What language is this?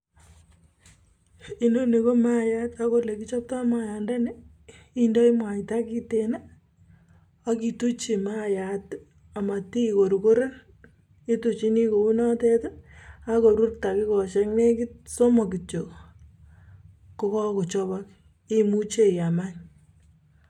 Kalenjin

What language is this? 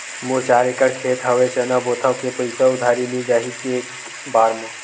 Chhattisgarhi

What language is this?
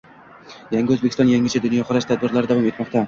Uzbek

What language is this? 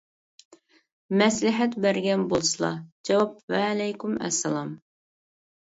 Uyghur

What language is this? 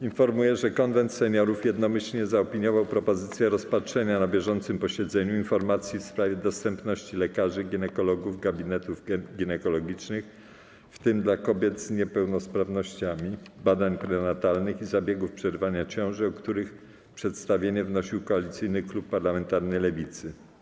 Polish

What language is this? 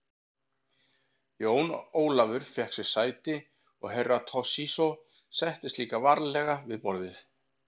Icelandic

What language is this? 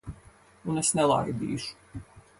Latvian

